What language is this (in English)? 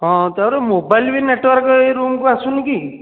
Odia